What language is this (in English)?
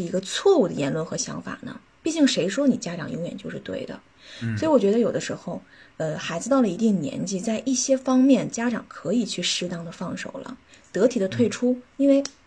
Chinese